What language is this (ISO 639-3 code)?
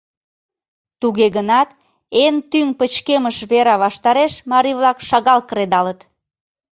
chm